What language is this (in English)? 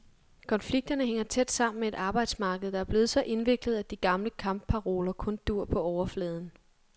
Danish